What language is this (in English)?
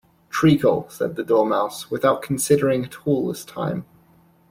English